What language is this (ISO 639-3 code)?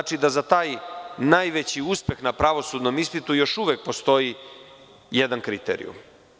srp